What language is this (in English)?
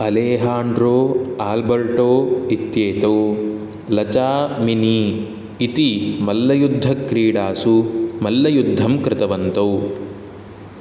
Sanskrit